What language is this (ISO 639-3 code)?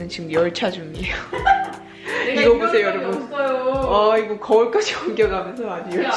kor